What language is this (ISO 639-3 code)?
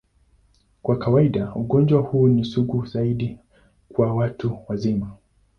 swa